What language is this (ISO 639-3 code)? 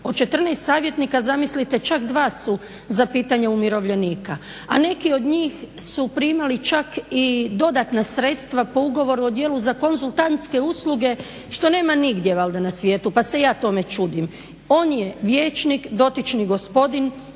hrv